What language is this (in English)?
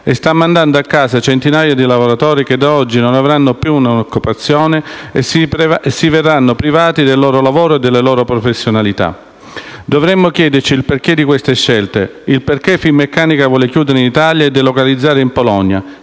Italian